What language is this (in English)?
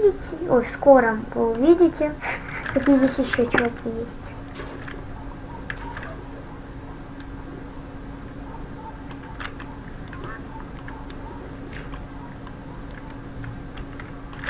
Russian